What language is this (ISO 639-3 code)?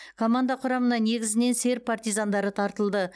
kaz